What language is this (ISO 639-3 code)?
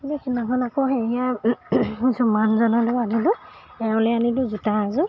asm